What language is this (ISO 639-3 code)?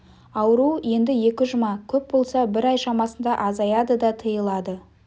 kaz